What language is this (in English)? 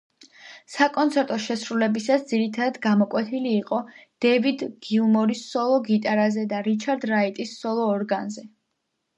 Georgian